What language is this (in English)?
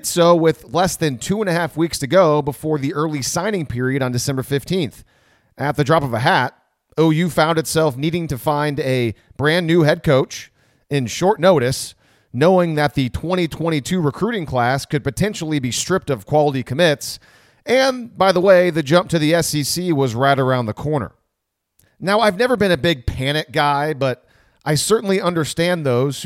English